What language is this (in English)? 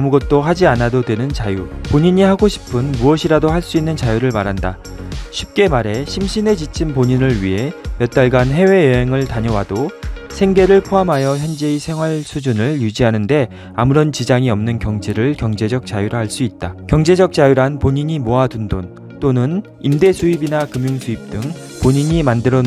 Korean